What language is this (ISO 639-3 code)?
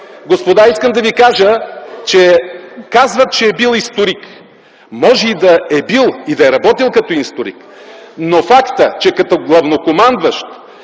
bul